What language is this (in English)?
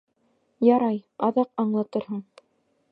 Bashkir